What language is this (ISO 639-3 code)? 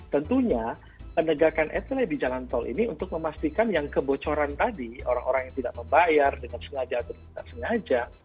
ind